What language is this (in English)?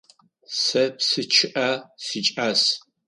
Adyghe